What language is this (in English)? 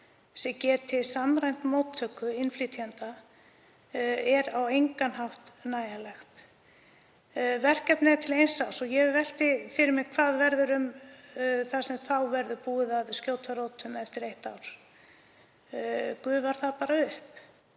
Icelandic